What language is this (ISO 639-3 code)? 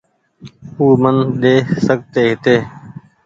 gig